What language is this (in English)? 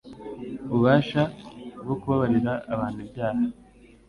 Kinyarwanda